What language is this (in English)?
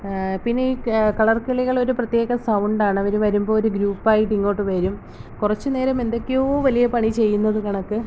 Malayalam